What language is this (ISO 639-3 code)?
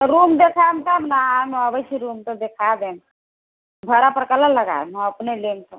mai